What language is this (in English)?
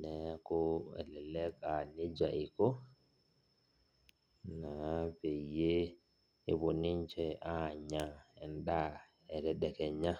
Masai